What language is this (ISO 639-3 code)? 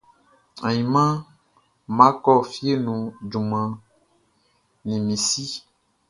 bci